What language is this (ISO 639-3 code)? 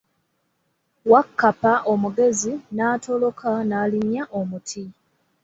lug